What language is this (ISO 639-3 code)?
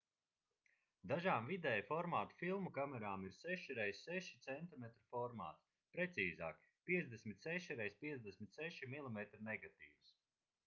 lav